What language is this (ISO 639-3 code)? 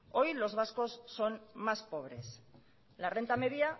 spa